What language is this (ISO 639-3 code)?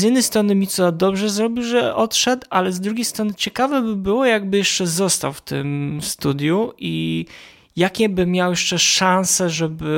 pol